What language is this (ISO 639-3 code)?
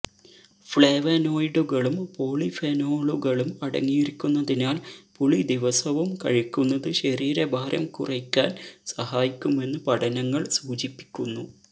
mal